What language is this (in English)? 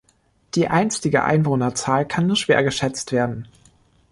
German